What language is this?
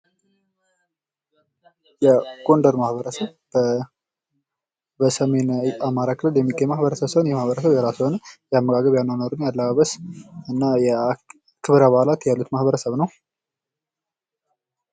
Amharic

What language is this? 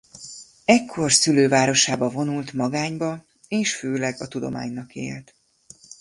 Hungarian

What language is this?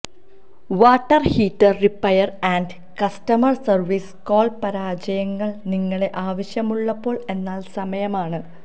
Malayalam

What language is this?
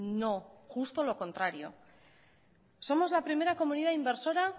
Spanish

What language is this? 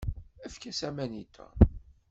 Kabyle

